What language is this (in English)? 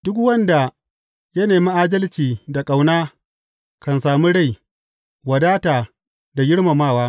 Hausa